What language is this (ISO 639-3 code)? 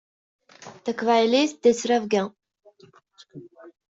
kab